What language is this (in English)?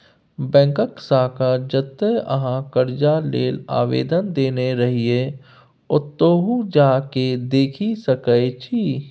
Maithili